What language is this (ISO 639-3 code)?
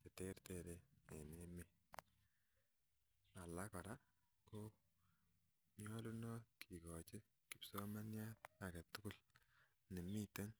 kln